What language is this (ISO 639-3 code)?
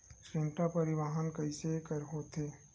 hne